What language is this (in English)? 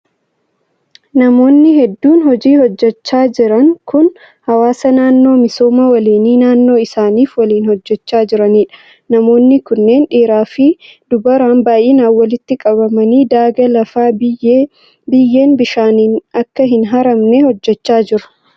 Oromo